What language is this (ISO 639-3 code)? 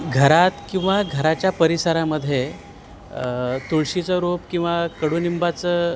mar